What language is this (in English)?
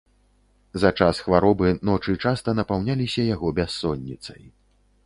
Belarusian